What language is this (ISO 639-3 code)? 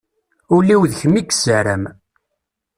kab